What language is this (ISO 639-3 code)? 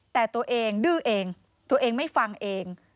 tha